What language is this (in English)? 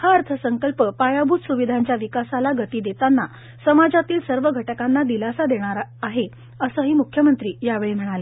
Marathi